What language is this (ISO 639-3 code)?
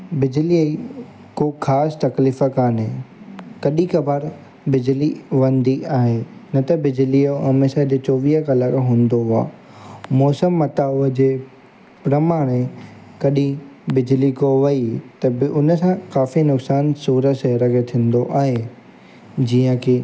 snd